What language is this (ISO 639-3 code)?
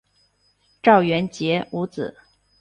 zho